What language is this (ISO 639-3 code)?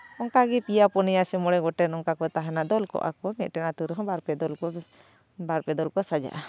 sat